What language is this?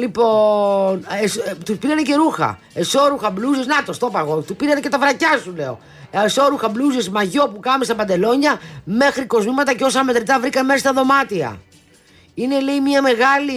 Greek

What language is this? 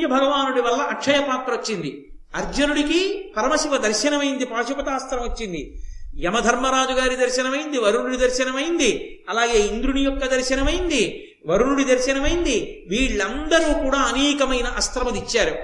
Telugu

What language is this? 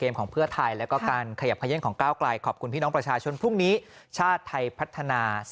Thai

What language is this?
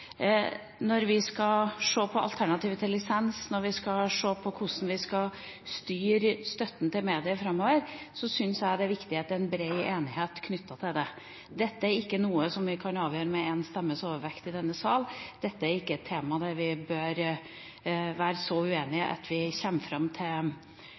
Norwegian Bokmål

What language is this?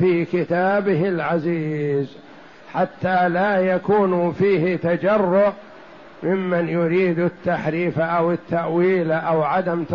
Arabic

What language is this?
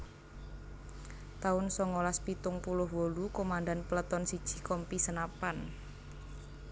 Javanese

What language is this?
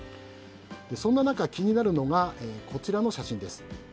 Japanese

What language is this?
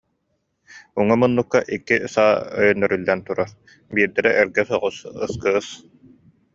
Yakut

